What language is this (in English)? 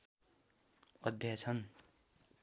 Nepali